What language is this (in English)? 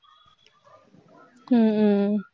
Tamil